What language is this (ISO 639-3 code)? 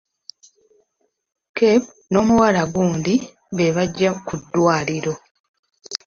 lug